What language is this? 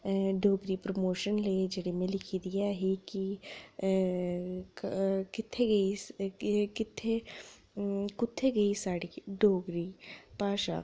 Dogri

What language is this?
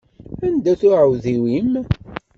Kabyle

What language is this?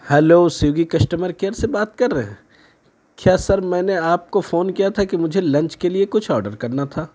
Urdu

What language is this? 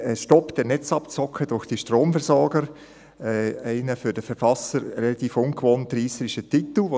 Swiss German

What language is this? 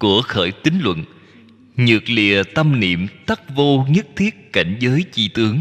Vietnamese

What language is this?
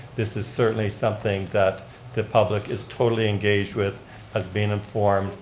English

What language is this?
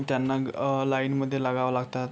Marathi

